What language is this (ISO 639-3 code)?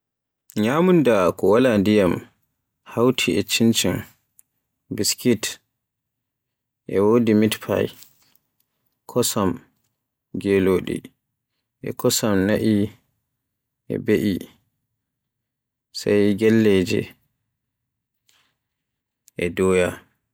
fue